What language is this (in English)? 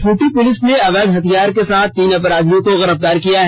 Hindi